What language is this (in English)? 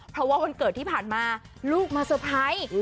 Thai